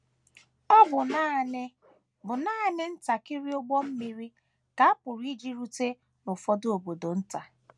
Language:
Igbo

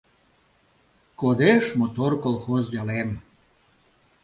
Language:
Mari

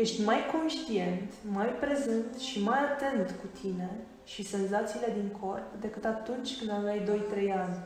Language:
Romanian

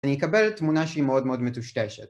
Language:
Hebrew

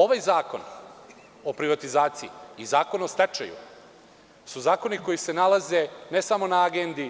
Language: Serbian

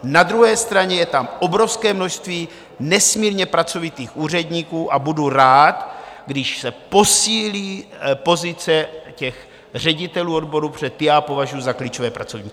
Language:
Czech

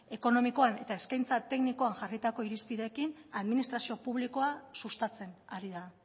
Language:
Basque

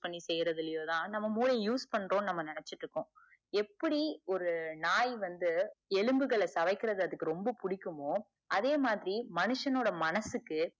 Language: Tamil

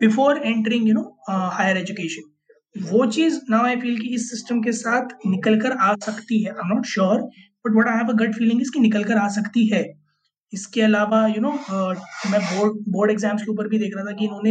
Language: Hindi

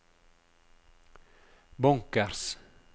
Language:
Norwegian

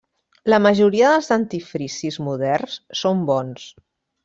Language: Catalan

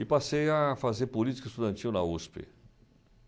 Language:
Portuguese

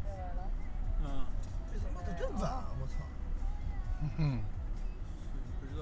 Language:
Chinese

